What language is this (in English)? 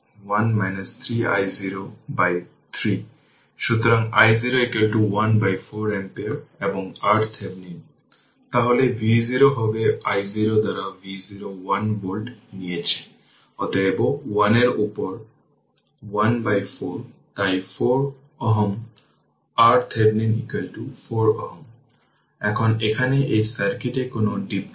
Bangla